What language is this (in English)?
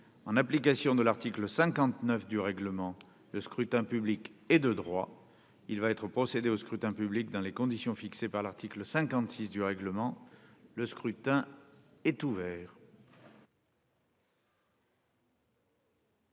French